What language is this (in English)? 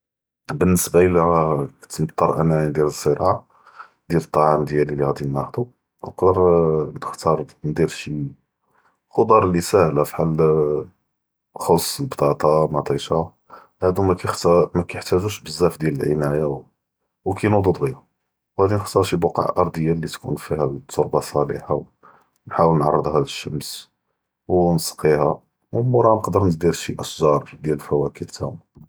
Judeo-Arabic